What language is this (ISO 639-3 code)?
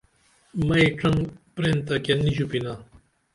dml